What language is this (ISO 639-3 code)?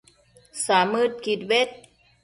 mcf